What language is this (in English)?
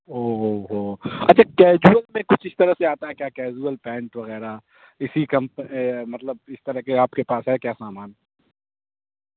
Urdu